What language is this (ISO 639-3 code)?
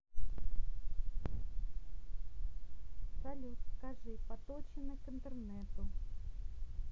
rus